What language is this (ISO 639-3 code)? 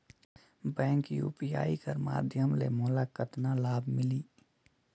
hne